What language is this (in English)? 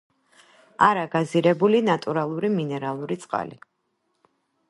Georgian